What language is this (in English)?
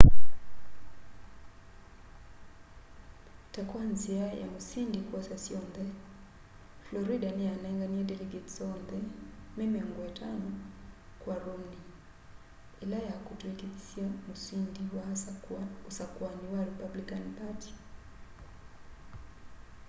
Kamba